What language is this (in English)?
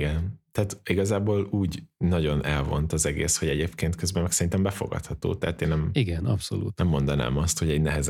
Hungarian